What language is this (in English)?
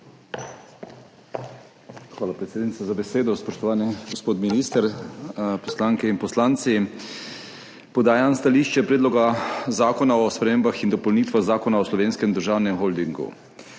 Slovenian